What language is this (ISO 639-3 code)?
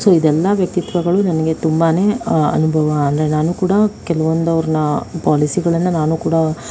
kan